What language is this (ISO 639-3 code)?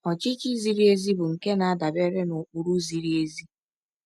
ibo